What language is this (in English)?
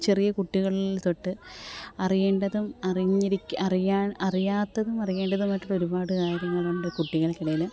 Malayalam